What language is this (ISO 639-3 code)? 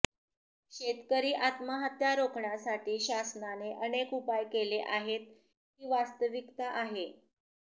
mar